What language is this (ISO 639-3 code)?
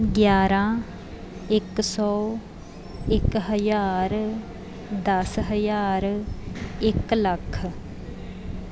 pan